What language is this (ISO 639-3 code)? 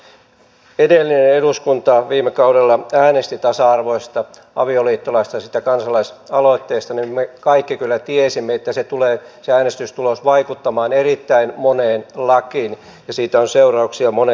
fin